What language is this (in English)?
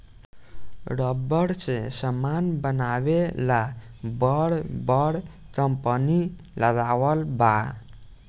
Bhojpuri